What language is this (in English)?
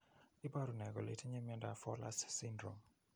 Kalenjin